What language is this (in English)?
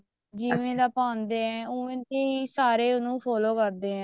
Punjabi